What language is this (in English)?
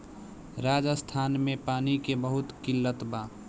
Bhojpuri